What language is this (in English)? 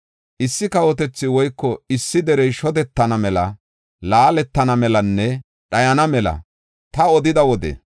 Gofa